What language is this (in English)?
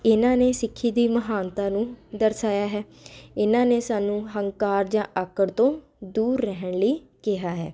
Punjabi